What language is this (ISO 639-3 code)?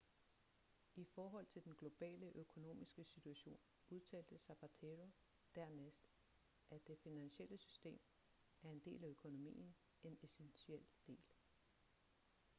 dan